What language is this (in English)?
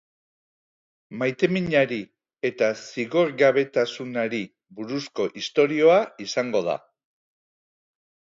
Basque